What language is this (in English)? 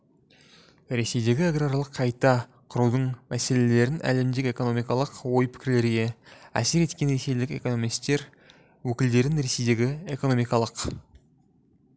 Kazakh